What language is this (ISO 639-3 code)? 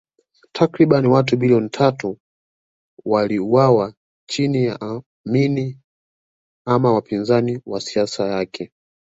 swa